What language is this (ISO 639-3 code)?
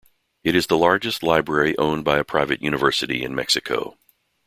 eng